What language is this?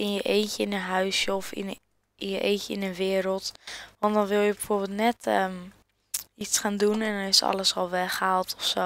Dutch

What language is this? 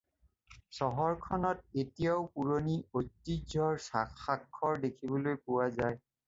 Assamese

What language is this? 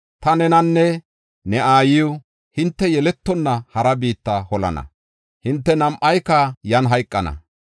Gofa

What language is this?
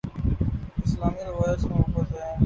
Urdu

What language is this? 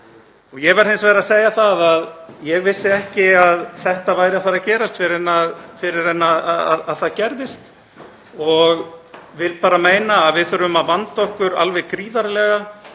Icelandic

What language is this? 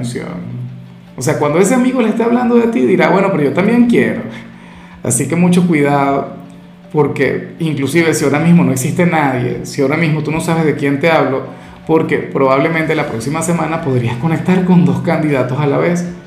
Spanish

